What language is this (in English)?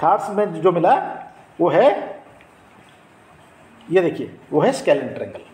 Hindi